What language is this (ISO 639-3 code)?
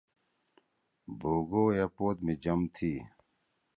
trw